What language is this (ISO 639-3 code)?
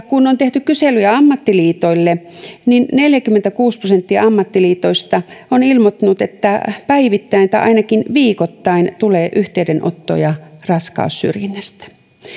fin